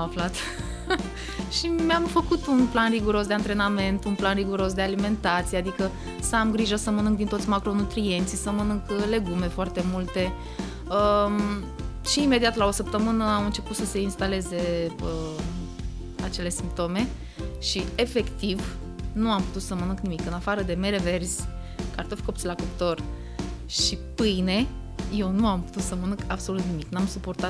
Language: Romanian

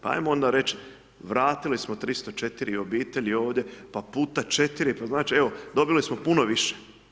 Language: Croatian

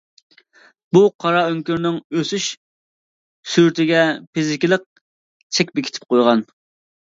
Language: Uyghur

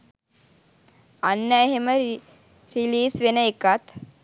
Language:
Sinhala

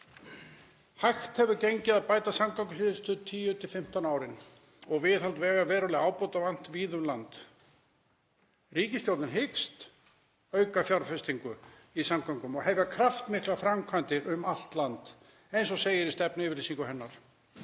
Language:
Icelandic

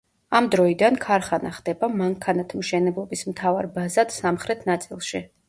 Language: Georgian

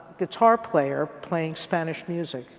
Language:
English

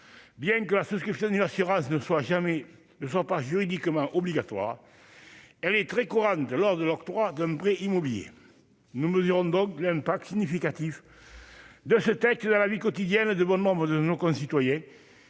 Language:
French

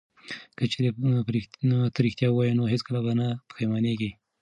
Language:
Pashto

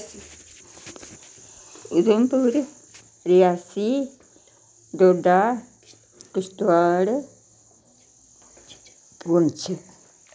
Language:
Dogri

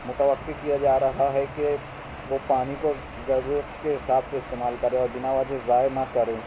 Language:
Urdu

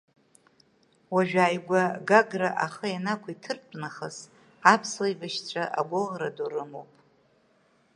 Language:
Abkhazian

